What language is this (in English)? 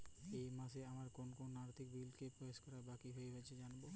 Bangla